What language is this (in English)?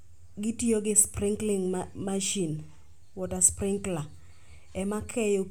Luo (Kenya and Tanzania)